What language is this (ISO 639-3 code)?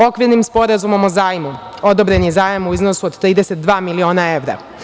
srp